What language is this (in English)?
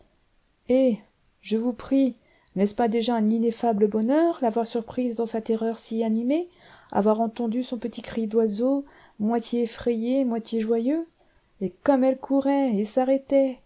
French